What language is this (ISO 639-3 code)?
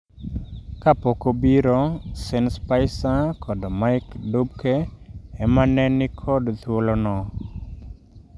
luo